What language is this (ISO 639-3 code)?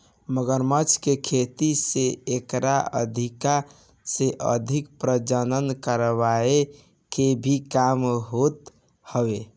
bho